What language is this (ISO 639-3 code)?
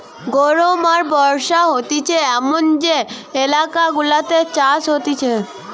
ben